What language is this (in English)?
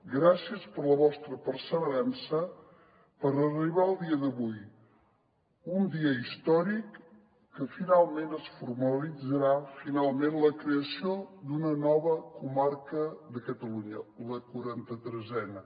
Catalan